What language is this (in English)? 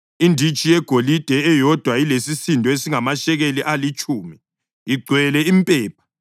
North Ndebele